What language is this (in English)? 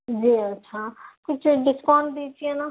Urdu